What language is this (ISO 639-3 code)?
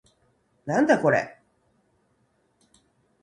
jpn